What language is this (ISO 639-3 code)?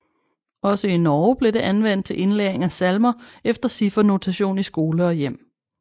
dan